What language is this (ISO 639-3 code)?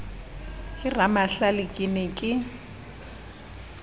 sot